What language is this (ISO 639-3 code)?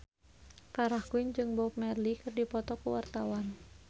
sun